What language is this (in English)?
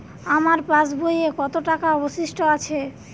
Bangla